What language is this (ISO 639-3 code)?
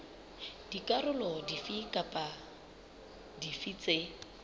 sot